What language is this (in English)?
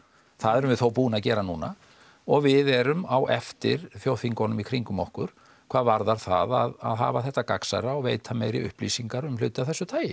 Icelandic